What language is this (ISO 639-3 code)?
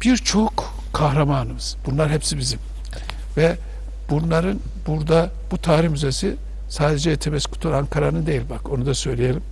tur